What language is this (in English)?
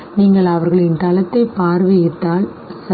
Tamil